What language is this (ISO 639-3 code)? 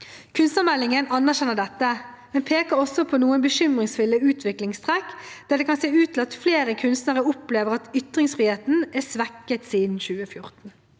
nor